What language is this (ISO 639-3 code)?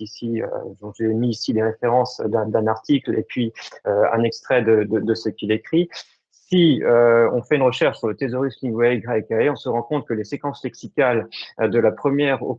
fra